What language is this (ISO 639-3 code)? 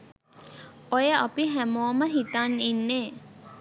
sin